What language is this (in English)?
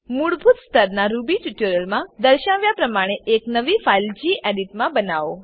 Gujarati